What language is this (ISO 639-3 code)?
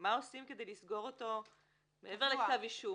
heb